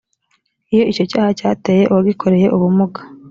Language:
Kinyarwanda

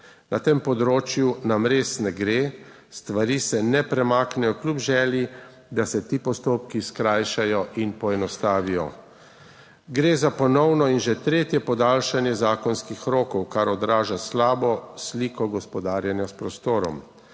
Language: Slovenian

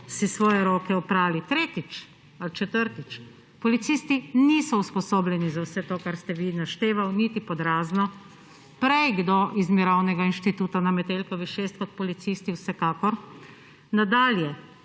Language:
Slovenian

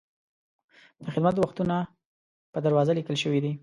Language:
Pashto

